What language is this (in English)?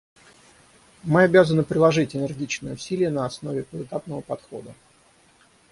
Russian